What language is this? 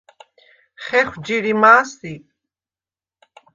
Svan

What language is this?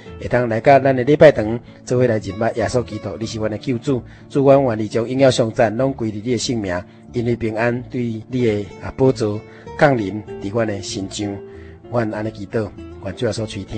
Chinese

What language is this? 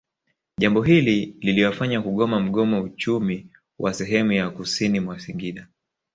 Swahili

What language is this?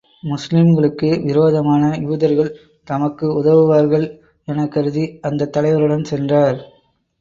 Tamil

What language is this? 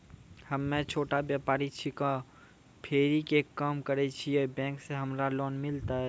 Maithili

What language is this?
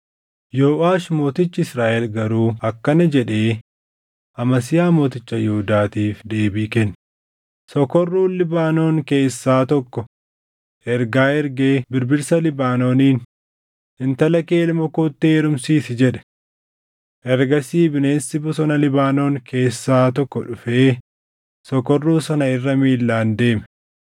Oromo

